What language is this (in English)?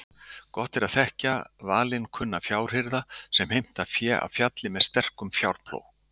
Icelandic